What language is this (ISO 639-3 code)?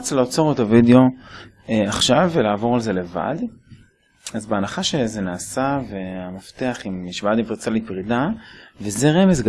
heb